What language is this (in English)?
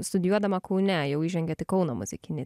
Lithuanian